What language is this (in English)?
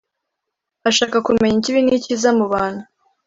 Kinyarwanda